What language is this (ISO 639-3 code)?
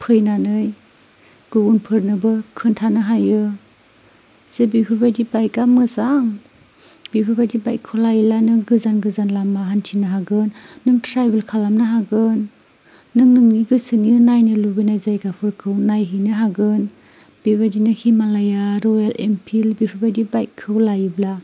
brx